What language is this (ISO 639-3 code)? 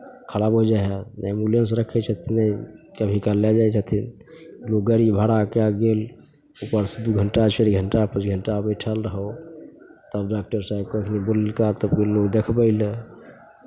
mai